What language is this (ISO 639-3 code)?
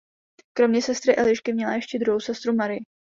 ces